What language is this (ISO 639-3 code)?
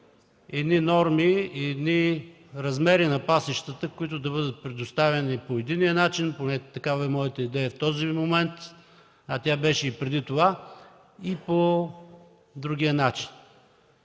bul